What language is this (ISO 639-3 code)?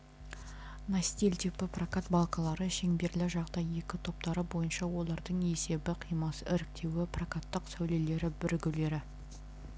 kaz